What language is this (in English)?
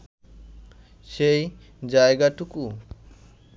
Bangla